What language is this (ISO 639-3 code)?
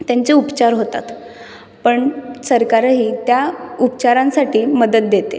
mar